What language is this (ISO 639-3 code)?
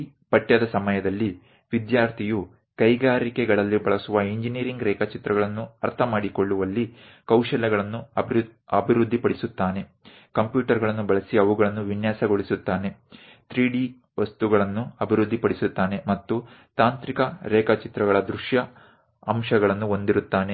kan